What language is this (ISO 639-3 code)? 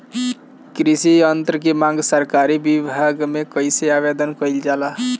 bho